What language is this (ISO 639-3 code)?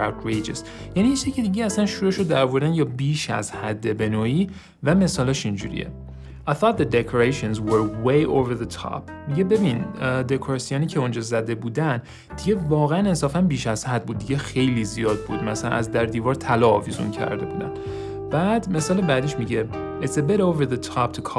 fas